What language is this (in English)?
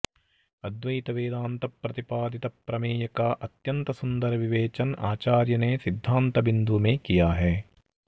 Sanskrit